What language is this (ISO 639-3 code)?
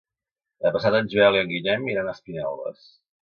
cat